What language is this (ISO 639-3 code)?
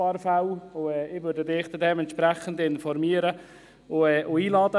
gsw